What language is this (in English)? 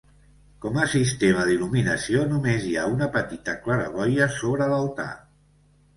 Catalan